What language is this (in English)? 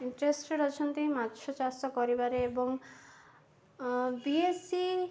Odia